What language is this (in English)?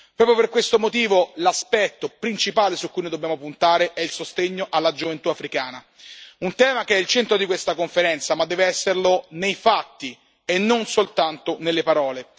Italian